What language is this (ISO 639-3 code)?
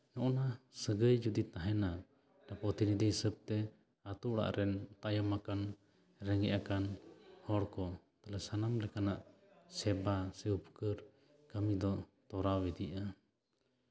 sat